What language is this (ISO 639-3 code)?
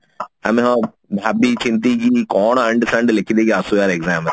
ori